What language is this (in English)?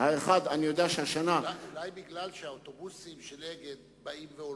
Hebrew